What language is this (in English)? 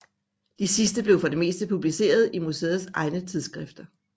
Danish